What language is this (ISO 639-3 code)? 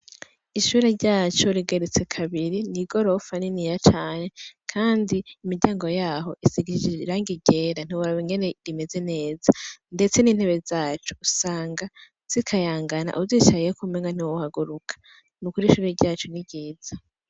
run